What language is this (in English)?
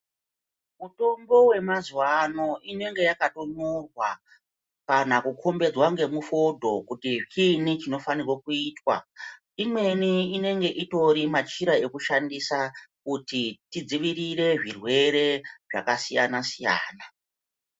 Ndau